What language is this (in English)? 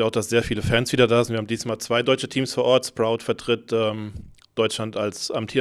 German